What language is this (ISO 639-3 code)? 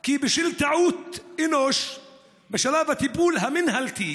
heb